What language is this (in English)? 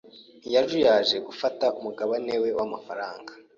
Kinyarwanda